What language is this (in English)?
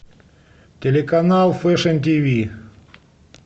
Russian